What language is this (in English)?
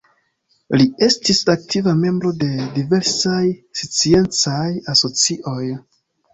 Esperanto